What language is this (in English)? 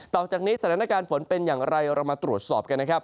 Thai